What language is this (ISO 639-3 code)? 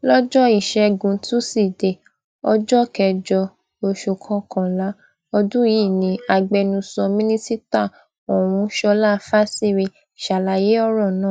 yor